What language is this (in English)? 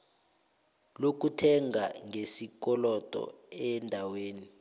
South Ndebele